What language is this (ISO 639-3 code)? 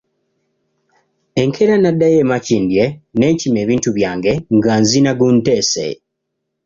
lug